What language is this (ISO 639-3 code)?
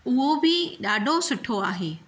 snd